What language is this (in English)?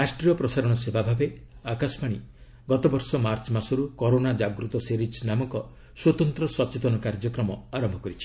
Odia